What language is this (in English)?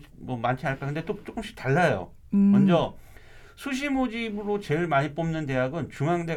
Korean